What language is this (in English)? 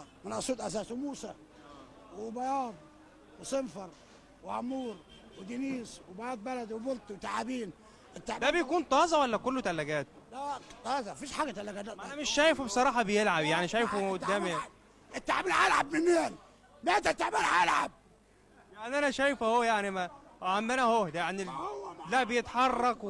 Arabic